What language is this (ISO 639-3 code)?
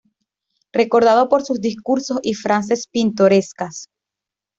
spa